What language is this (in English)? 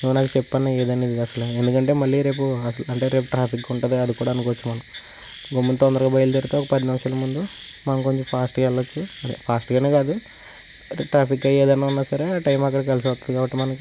Telugu